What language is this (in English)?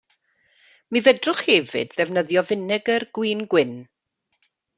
Welsh